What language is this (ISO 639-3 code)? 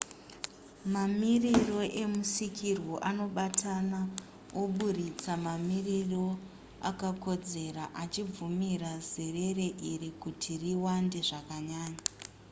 sna